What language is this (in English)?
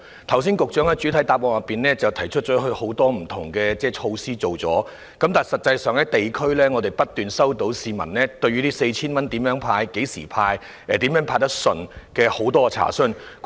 Cantonese